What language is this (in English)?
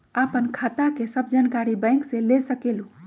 Magahi